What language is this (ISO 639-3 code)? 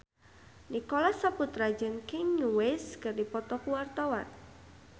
sun